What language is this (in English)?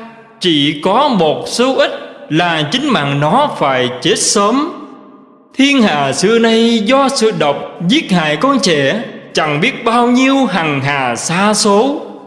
Vietnamese